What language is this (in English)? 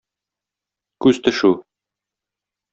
Tatar